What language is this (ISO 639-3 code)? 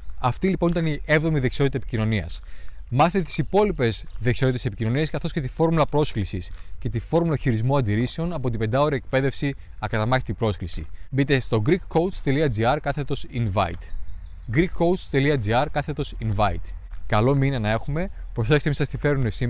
ell